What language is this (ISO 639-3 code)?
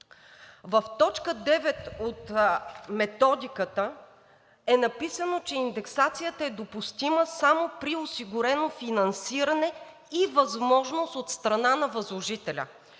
bul